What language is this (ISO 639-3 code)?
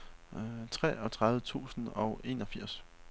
dan